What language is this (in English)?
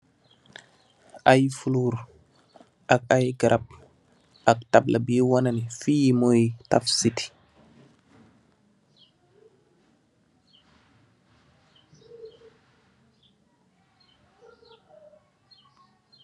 Wolof